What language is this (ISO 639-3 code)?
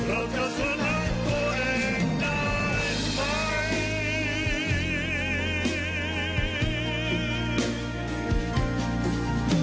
tha